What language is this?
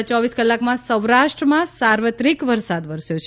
Gujarati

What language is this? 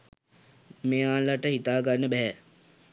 Sinhala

